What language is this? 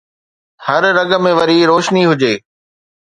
Sindhi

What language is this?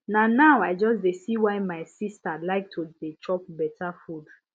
Nigerian Pidgin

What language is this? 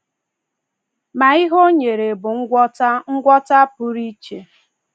Igbo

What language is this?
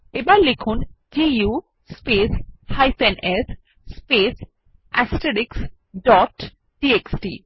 Bangla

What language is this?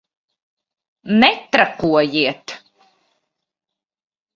Latvian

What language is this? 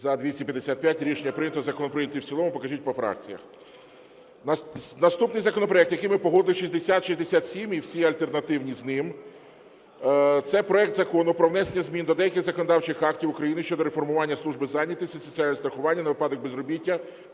Ukrainian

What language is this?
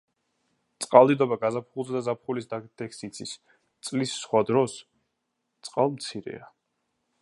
Georgian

